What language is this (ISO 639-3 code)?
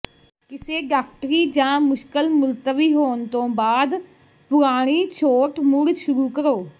pan